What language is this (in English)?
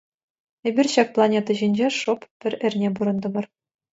Chuvash